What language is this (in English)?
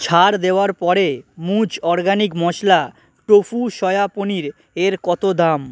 Bangla